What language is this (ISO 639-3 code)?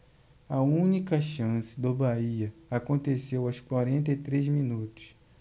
por